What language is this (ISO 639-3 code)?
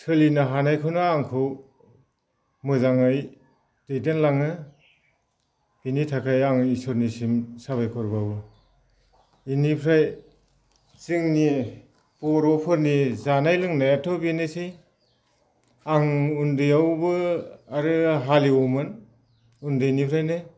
brx